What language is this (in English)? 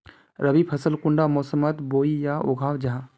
Magahi